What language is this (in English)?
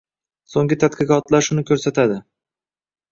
Uzbek